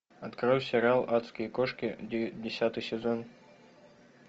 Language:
Russian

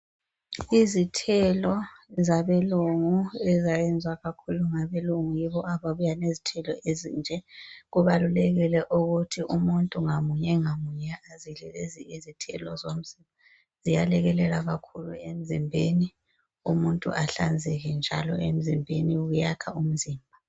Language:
North Ndebele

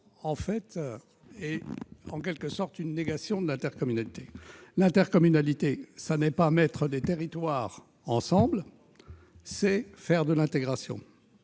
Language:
French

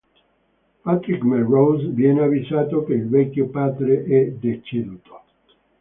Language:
Italian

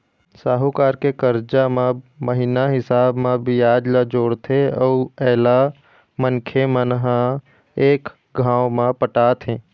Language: Chhattisgarhi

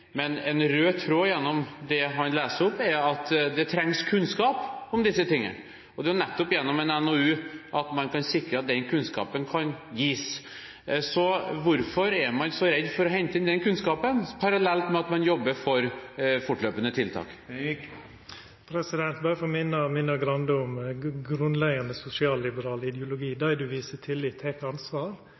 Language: Norwegian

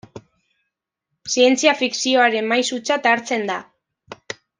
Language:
Basque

